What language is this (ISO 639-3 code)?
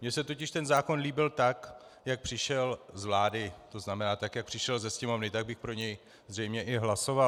ces